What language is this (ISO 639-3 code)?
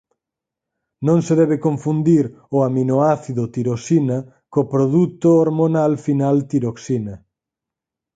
glg